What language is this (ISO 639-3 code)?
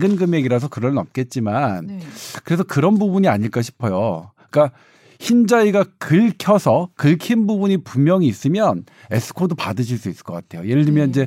kor